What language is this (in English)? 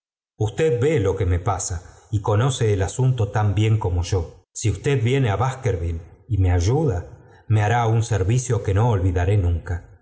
Spanish